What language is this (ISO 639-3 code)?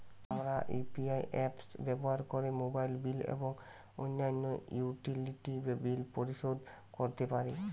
ben